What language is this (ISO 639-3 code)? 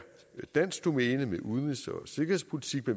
dan